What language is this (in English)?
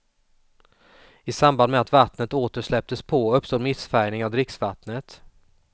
Swedish